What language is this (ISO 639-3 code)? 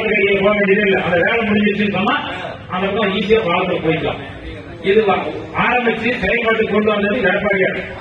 ara